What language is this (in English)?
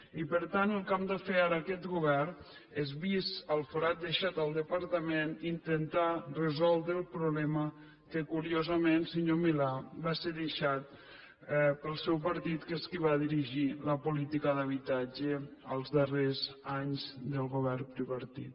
Catalan